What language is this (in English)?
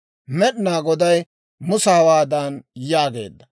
Dawro